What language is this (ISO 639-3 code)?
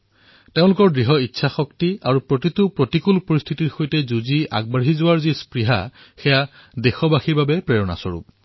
asm